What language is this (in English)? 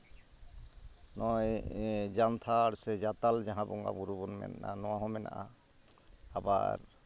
Santali